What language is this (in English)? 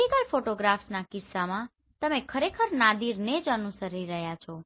Gujarati